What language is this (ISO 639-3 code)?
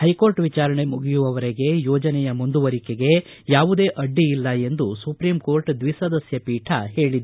kan